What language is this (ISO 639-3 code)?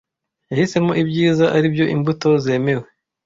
kin